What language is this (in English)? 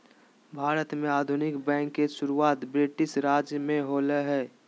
Magahi